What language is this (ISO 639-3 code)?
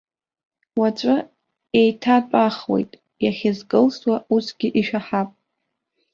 abk